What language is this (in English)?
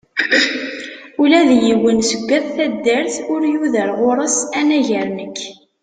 Kabyle